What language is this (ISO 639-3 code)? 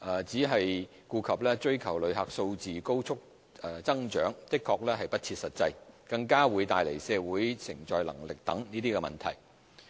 yue